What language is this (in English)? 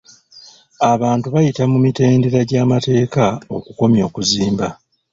Ganda